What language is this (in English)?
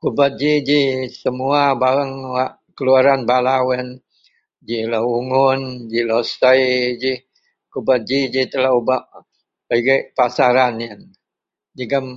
Central Melanau